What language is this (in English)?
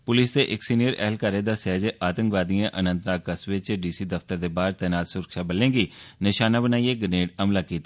Dogri